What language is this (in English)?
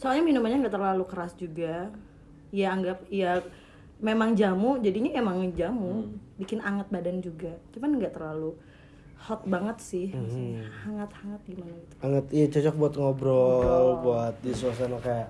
Indonesian